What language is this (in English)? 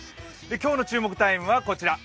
Japanese